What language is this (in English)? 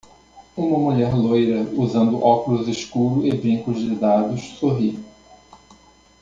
Portuguese